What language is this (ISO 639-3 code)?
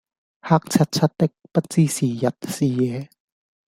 yue